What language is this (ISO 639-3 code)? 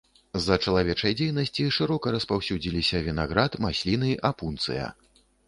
bel